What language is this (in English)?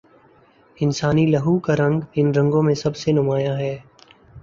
Urdu